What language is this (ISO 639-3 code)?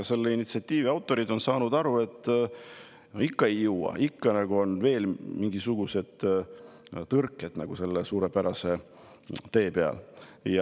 est